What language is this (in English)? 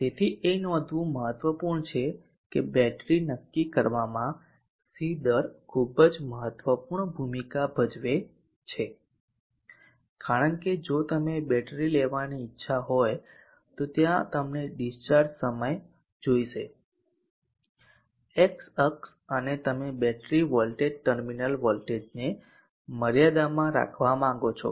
Gujarati